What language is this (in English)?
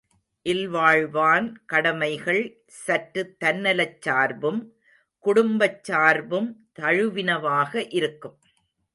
Tamil